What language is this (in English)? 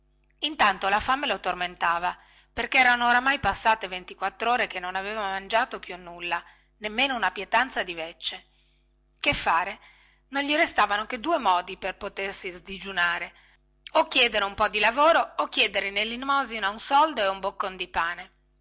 Italian